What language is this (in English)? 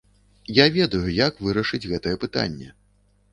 Belarusian